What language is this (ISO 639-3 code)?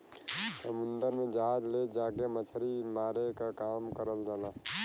bho